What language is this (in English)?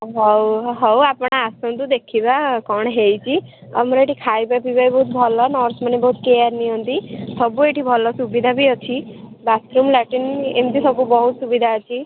Odia